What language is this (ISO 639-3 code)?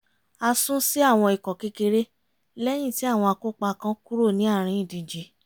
yor